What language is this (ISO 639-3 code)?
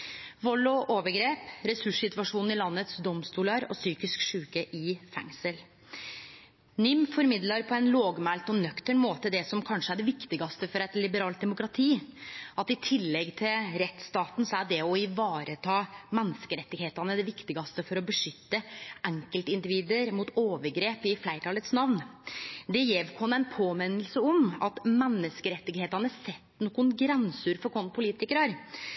nno